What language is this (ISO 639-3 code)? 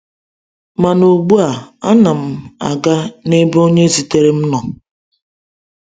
ibo